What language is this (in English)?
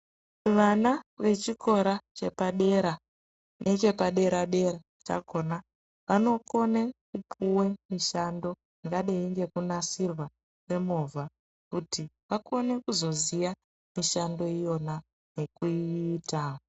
Ndau